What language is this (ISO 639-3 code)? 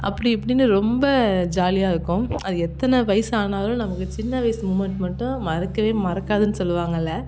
tam